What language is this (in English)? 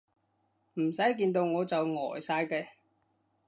Cantonese